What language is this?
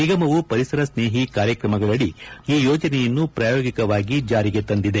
Kannada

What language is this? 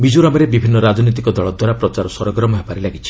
Odia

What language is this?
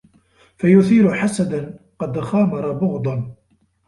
Arabic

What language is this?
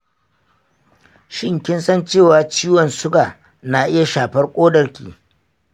Hausa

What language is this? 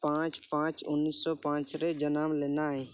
Santali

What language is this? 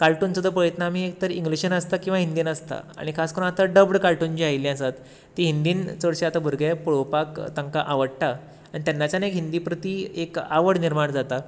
Konkani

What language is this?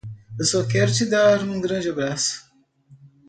Portuguese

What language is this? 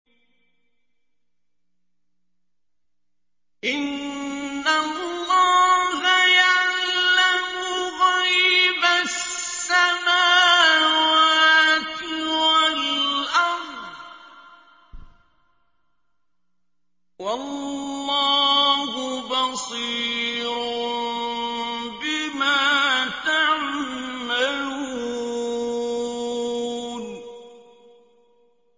Arabic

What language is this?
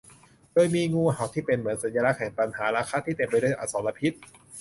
Thai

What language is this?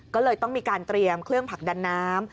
Thai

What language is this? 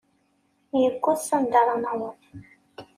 Kabyle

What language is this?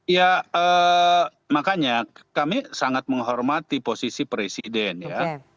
Indonesian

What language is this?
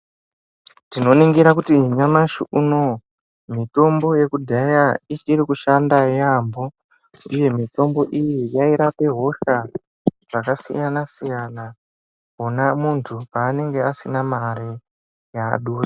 Ndau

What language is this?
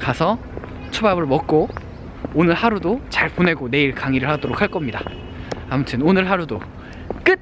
Korean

